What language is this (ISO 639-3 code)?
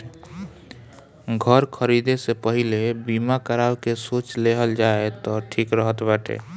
bho